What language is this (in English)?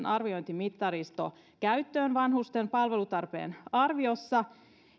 Finnish